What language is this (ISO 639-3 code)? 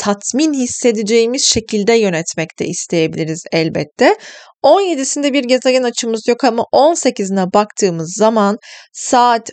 tur